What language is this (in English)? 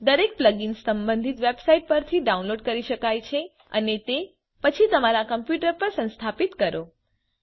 Gujarati